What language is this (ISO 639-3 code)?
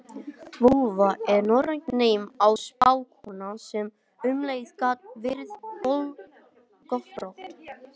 isl